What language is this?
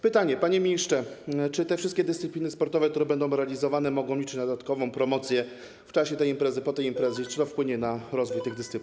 Polish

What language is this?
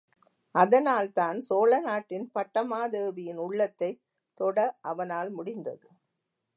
Tamil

